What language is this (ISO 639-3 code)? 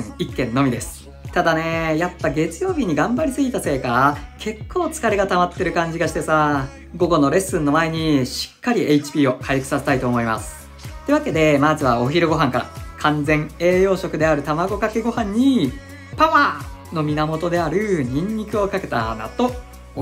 jpn